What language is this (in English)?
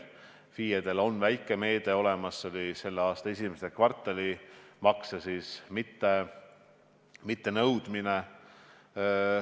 Estonian